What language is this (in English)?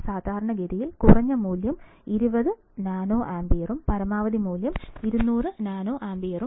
Malayalam